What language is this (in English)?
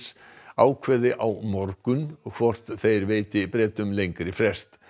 Icelandic